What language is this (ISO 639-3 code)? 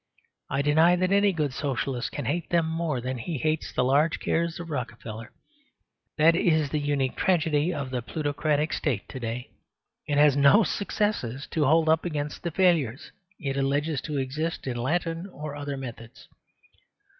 eng